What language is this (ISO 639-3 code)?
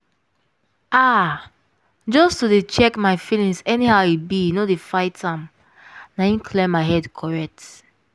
pcm